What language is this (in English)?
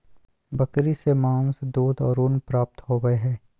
Magahi